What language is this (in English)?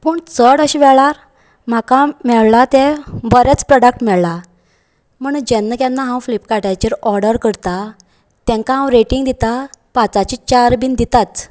Konkani